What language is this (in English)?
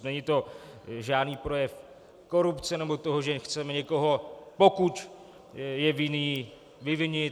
Czech